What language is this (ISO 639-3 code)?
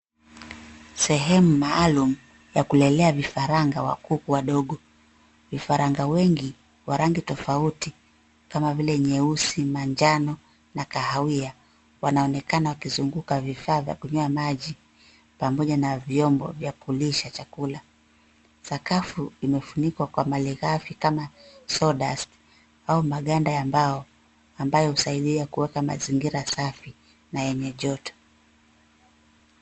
swa